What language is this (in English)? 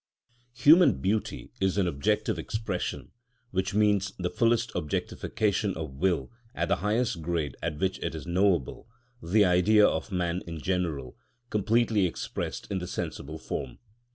English